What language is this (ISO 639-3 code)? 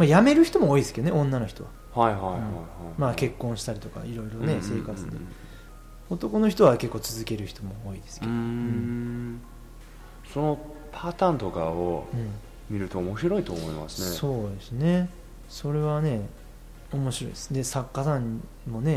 jpn